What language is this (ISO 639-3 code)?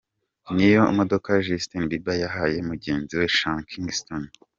kin